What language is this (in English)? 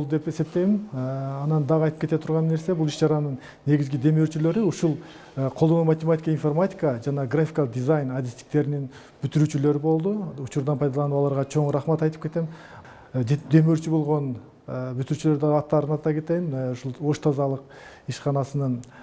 Turkish